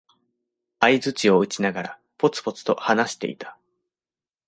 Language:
Japanese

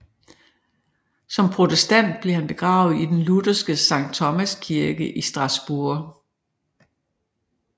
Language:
Danish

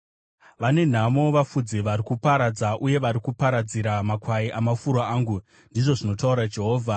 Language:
Shona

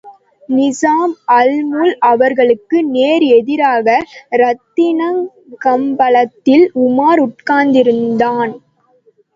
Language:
Tamil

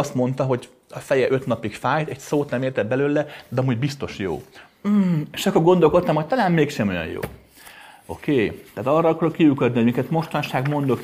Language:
Hungarian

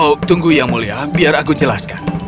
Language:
Indonesian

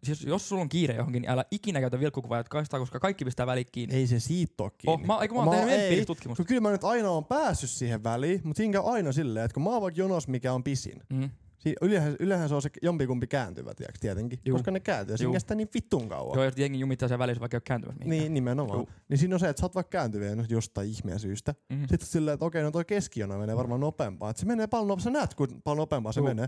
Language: Finnish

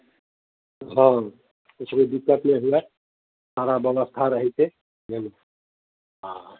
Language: Maithili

